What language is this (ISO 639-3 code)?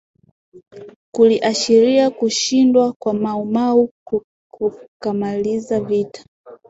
swa